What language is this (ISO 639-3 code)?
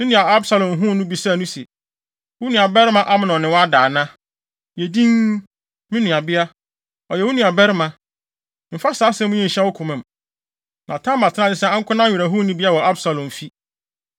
aka